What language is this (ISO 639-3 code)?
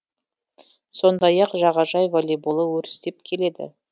kaz